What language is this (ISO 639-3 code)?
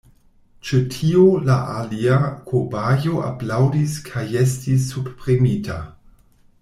epo